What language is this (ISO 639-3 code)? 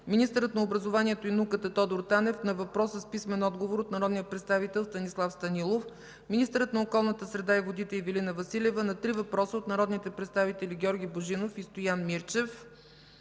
bul